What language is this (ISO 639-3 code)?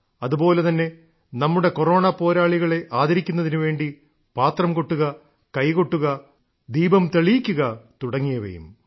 mal